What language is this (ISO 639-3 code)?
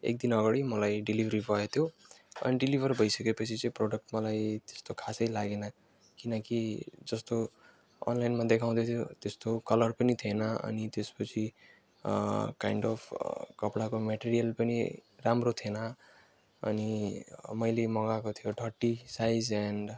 nep